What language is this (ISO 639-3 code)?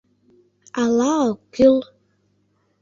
chm